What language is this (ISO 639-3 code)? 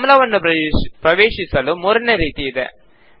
kan